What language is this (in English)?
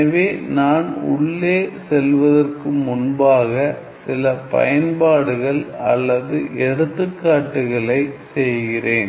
Tamil